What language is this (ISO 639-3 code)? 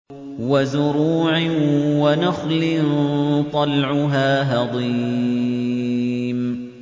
ara